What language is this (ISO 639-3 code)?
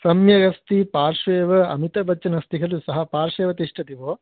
san